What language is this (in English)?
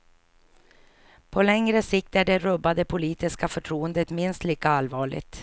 Swedish